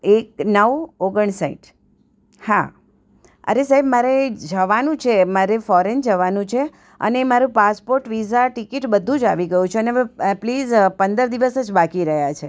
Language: Gujarati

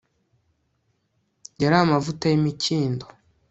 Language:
Kinyarwanda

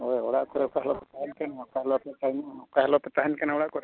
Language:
Santali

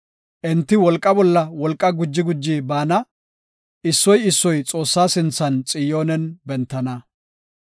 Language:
Gofa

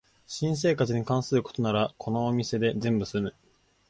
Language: Japanese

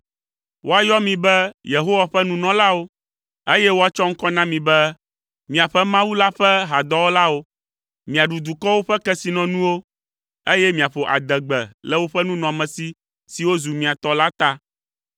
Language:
Ewe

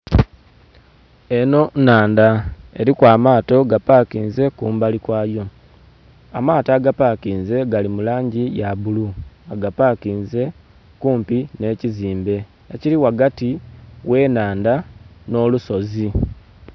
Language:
Soga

